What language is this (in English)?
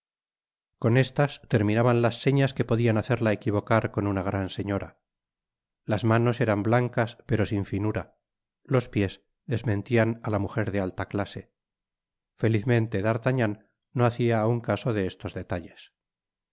Spanish